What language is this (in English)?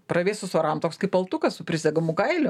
Lithuanian